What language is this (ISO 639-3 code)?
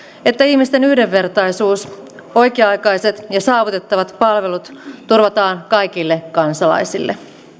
fin